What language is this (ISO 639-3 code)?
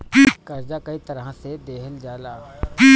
bho